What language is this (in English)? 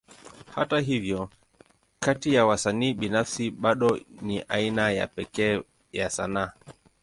Swahili